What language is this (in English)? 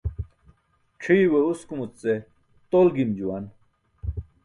Burushaski